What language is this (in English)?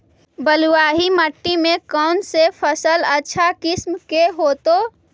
Magahi